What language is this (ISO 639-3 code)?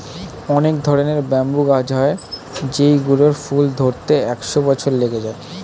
ben